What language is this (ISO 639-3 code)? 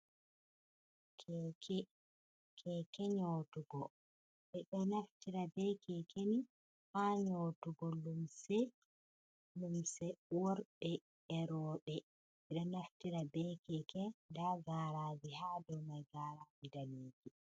ful